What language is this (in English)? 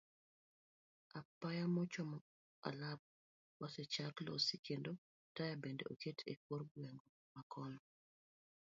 Luo (Kenya and Tanzania)